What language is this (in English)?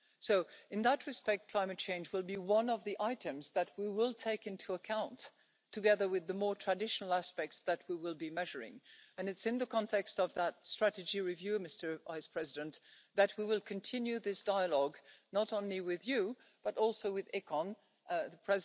English